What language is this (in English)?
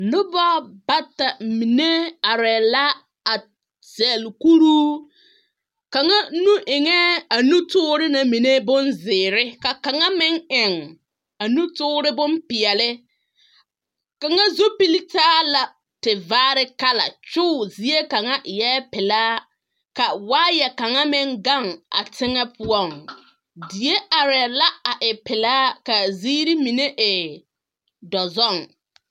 Southern Dagaare